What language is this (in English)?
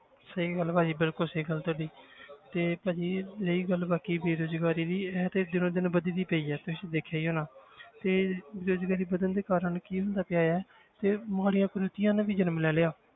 Punjabi